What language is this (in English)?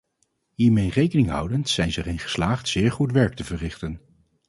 Dutch